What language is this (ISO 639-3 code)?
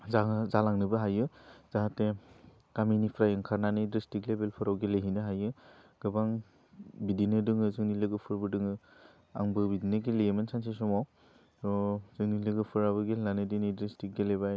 brx